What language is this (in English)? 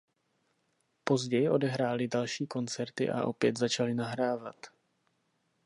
Czech